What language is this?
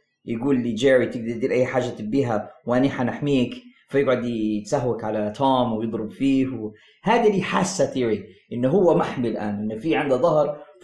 Arabic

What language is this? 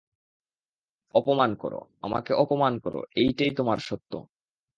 Bangla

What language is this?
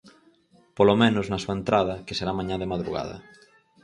Galician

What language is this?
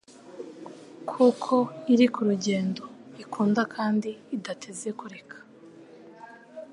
Kinyarwanda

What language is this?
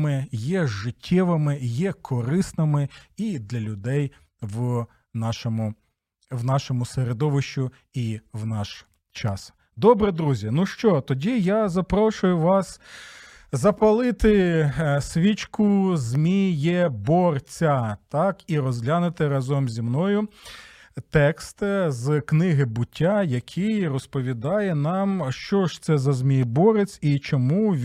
Ukrainian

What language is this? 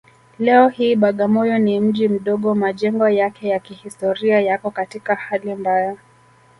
Swahili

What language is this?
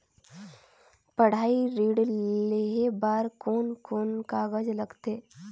Chhattisgarhi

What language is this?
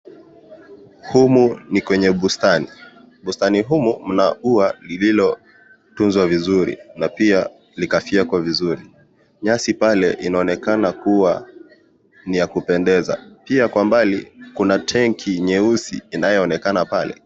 Swahili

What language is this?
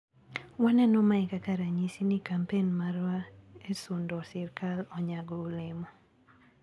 Luo (Kenya and Tanzania)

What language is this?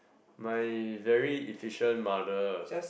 English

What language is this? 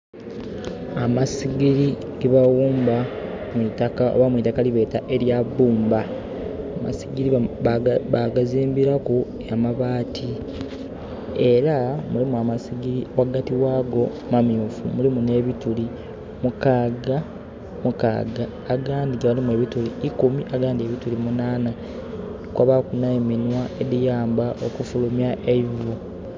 Soga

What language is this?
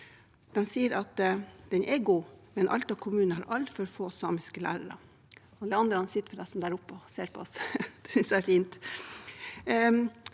Norwegian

